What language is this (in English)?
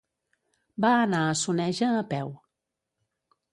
Catalan